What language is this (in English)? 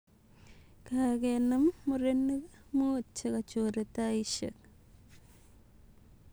Kalenjin